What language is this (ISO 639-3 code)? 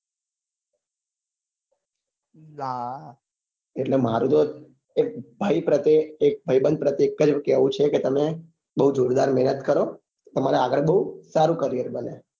guj